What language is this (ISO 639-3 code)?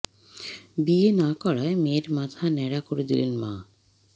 ben